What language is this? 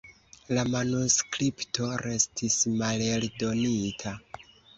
Esperanto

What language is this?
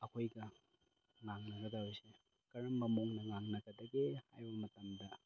Manipuri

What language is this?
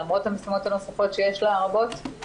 Hebrew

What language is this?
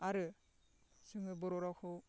Bodo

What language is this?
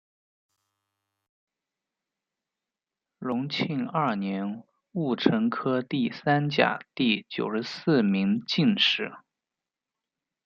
Chinese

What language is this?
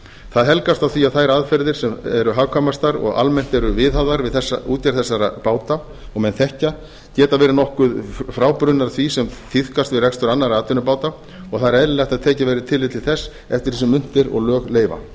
Icelandic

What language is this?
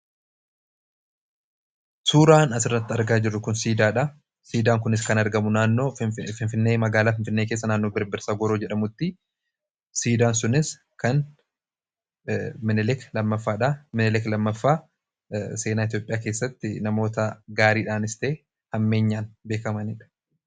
Oromo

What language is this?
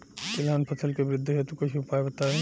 Bhojpuri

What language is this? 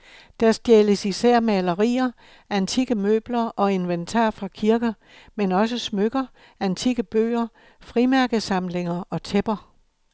Danish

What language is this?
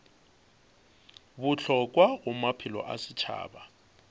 Northern Sotho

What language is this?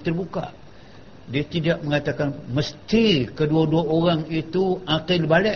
Malay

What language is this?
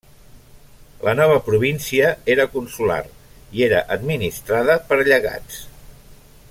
Catalan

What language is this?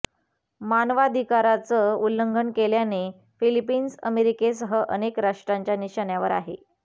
Marathi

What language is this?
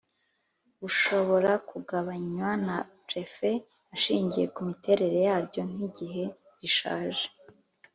Kinyarwanda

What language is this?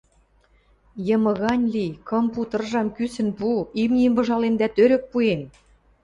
Western Mari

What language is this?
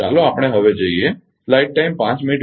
Gujarati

